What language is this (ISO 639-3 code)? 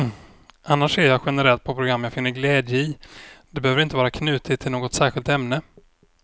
swe